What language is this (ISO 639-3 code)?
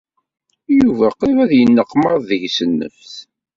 kab